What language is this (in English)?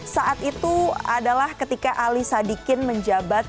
Indonesian